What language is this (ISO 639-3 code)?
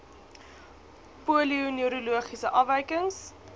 afr